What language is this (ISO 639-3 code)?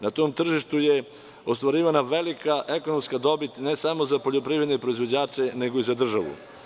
srp